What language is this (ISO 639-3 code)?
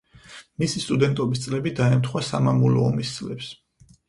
kat